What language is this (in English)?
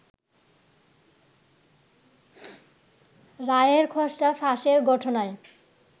Bangla